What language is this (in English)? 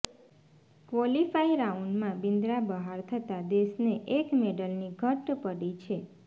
Gujarati